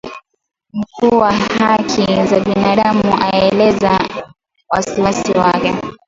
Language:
Swahili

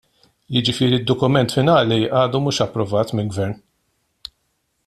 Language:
Maltese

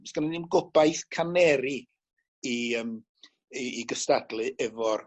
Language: Welsh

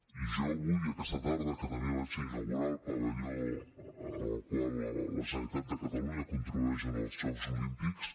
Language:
Catalan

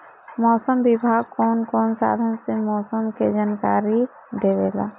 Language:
Bhojpuri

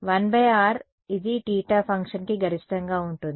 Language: Telugu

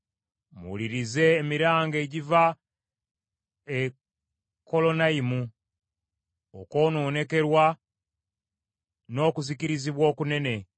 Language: Ganda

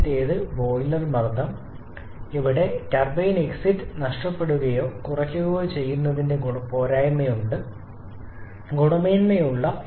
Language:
Malayalam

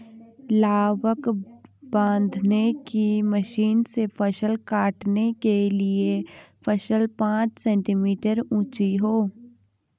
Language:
Hindi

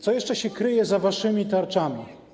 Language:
Polish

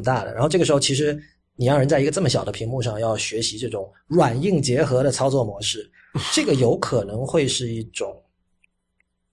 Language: Chinese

